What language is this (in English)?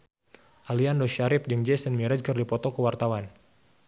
Sundanese